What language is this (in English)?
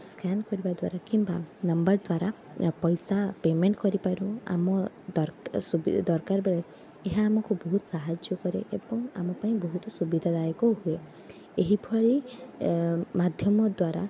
Odia